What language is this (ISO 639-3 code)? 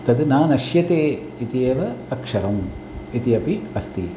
san